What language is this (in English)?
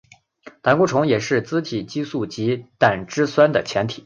Chinese